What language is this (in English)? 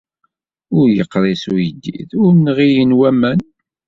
Kabyle